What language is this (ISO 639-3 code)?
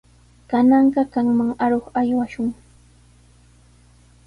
qws